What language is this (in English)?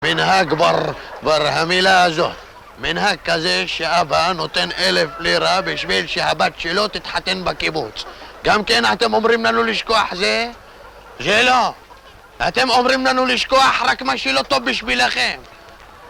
Hebrew